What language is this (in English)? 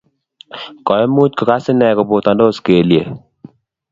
Kalenjin